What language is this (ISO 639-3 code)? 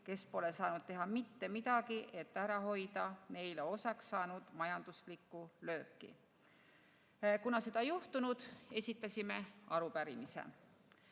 est